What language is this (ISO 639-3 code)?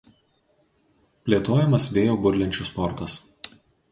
lit